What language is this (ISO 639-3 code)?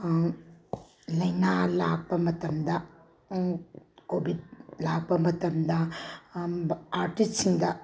mni